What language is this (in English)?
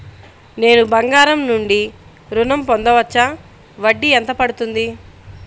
Telugu